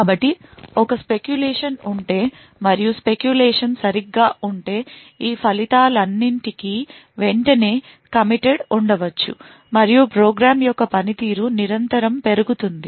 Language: Telugu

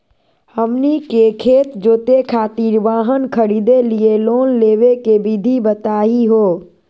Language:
Magahi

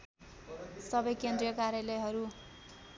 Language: Nepali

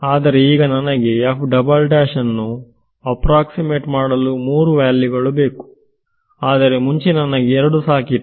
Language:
Kannada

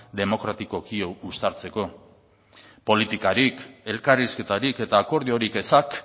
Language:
Basque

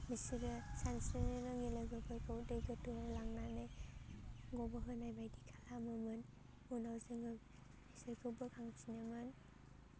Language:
Bodo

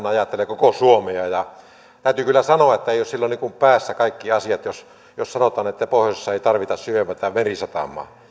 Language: Finnish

